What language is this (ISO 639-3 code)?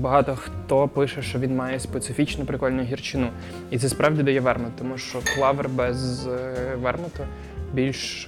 ukr